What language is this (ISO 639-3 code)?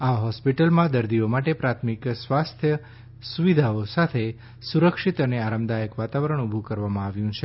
guj